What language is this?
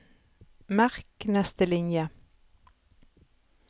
Norwegian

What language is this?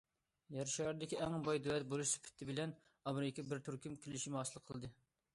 Uyghur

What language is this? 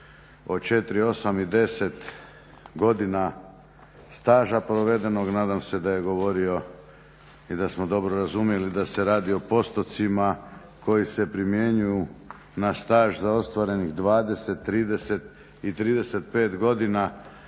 Croatian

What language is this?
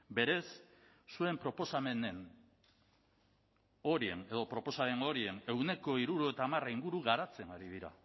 Basque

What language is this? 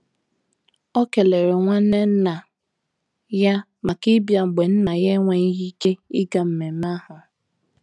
Igbo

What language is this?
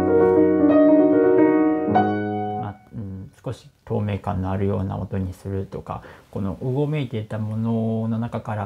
Japanese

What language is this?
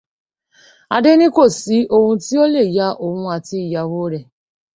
Yoruba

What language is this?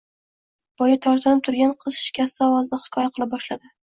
Uzbek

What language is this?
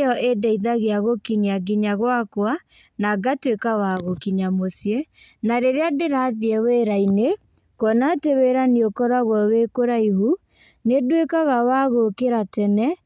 Kikuyu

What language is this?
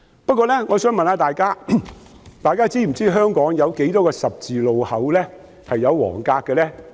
Cantonese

